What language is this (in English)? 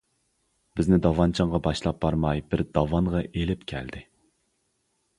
Uyghur